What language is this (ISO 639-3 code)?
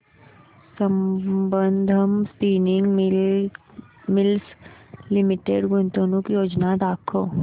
mar